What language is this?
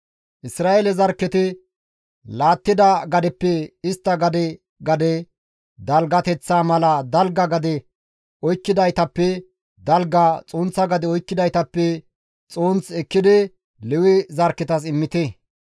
Gamo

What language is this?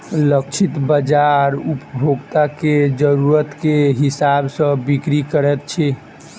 Maithili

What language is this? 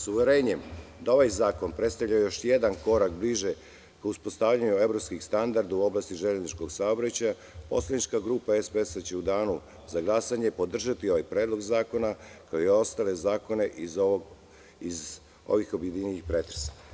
Serbian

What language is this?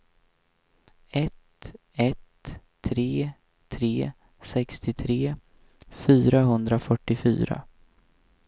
Swedish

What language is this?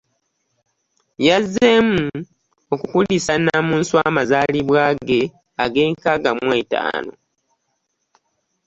Ganda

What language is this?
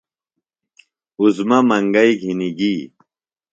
Phalura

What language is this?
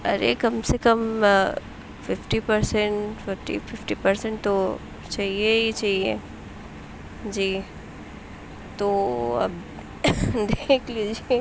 Urdu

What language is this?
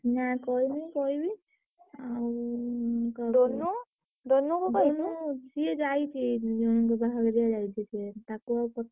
Odia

